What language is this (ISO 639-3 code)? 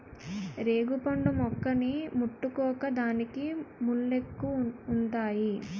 tel